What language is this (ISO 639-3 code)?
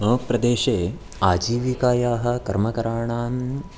san